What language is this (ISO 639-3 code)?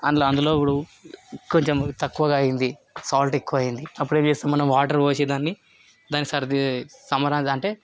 tel